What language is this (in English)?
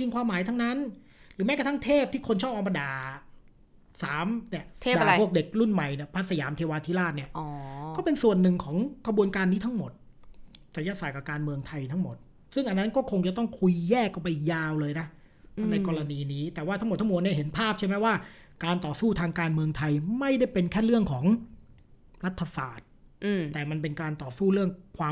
Thai